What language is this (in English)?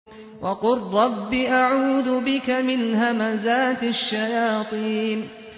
Arabic